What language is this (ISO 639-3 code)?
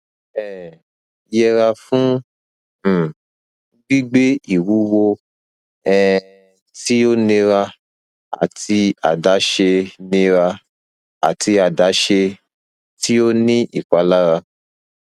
yor